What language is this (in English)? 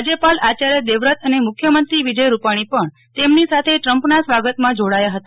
Gujarati